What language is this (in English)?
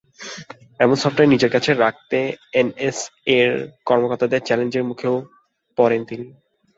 Bangla